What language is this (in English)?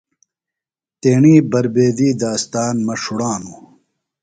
Phalura